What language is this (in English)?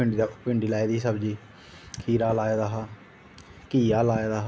Dogri